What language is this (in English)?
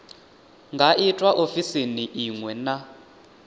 Venda